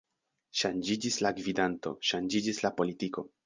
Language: Esperanto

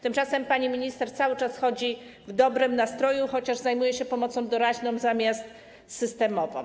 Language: Polish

